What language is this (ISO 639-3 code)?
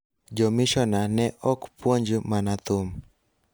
luo